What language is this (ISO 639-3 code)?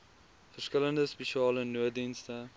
afr